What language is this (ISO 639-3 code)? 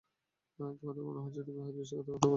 ben